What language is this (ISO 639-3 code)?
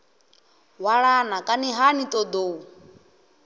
ven